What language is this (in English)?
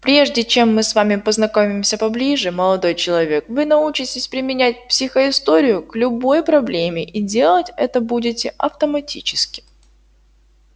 Russian